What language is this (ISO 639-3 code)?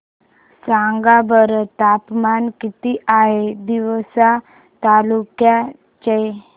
mar